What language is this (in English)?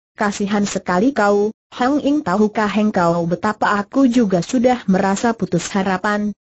Indonesian